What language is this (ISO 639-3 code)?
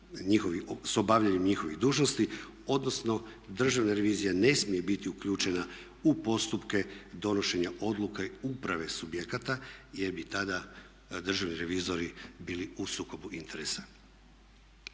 hrv